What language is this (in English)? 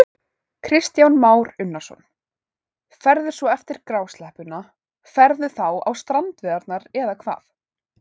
Icelandic